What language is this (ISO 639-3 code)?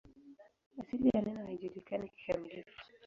swa